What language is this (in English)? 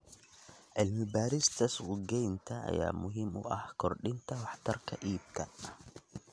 Somali